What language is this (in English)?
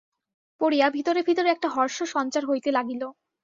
Bangla